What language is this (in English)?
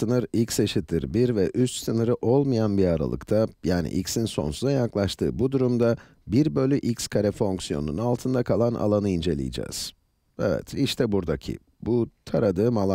Turkish